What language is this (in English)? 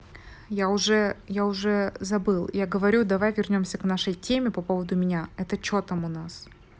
Russian